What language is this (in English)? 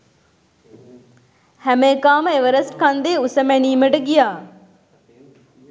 Sinhala